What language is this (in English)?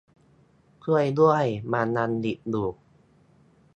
Thai